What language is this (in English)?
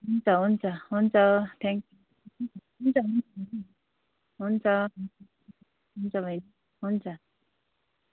Nepali